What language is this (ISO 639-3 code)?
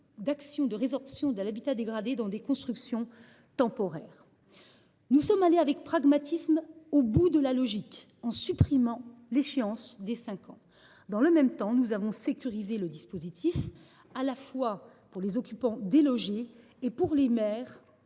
fra